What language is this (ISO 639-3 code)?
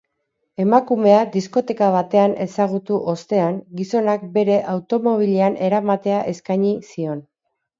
eus